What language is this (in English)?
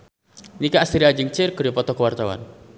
Sundanese